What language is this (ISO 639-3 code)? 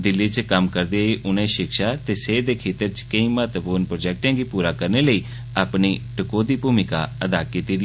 doi